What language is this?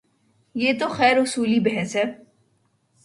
Urdu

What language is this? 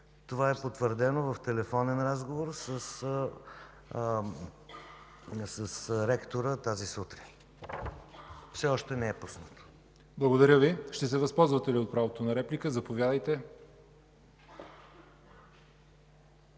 Bulgarian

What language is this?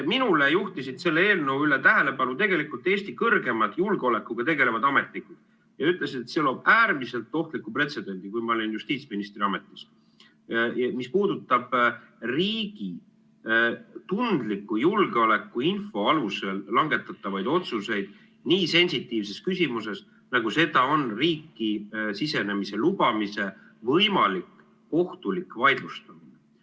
Estonian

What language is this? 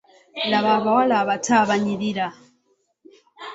Ganda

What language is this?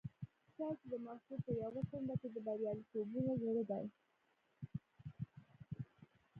Pashto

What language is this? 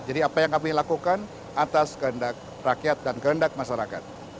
Indonesian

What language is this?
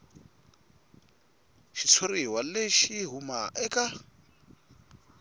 Tsonga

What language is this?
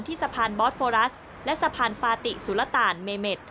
Thai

